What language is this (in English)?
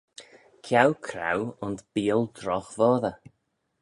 Manx